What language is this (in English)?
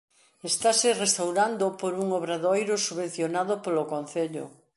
Galician